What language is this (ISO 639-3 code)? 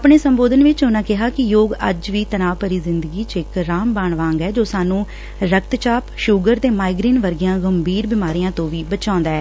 pan